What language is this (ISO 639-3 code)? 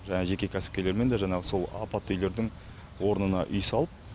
kaz